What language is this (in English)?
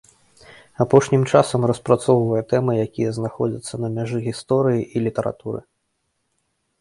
Belarusian